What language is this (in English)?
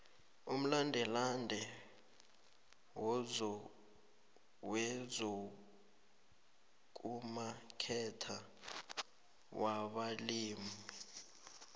South Ndebele